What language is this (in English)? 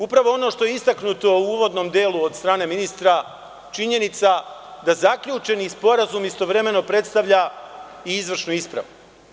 Serbian